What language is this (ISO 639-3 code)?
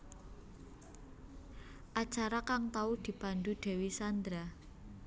jav